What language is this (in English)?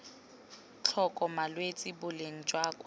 Tswana